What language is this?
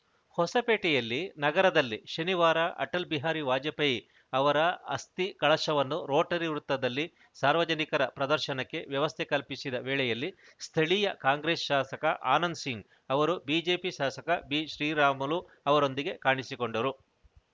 Kannada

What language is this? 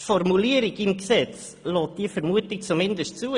Swiss German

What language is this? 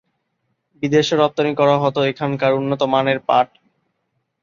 Bangla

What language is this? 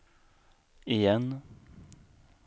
Swedish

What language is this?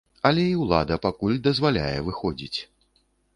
Belarusian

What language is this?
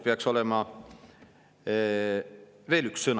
Estonian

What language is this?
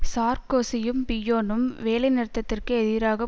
Tamil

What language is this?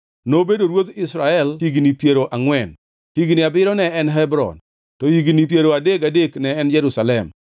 Luo (Kenya and Tanzania)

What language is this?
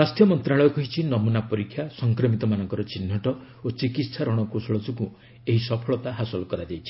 Odia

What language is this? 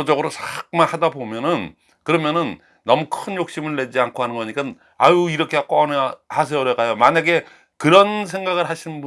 Korean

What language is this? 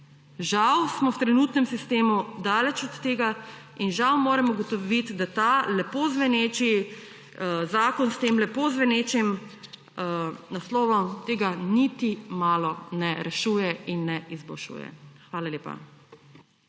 Slovenian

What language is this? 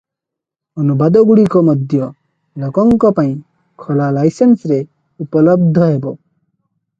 Odia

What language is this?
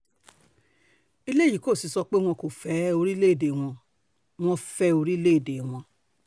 Yoruba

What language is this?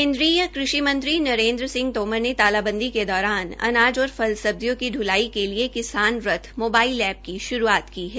Hindi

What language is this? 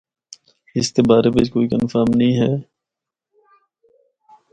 Northern Hindko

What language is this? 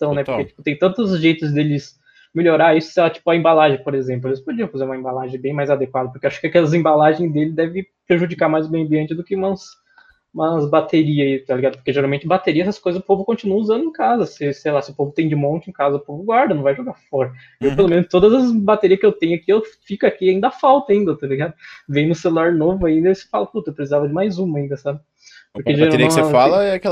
Portuguese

